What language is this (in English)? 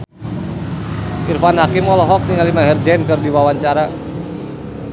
Sundanese